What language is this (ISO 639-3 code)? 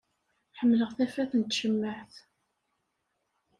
kab